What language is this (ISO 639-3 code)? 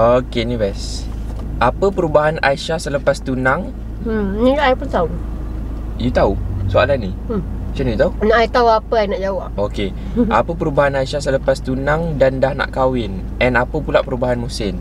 msa